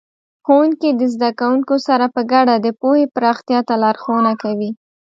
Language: Pashto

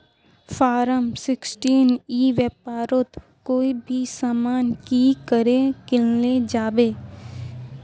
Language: Magahi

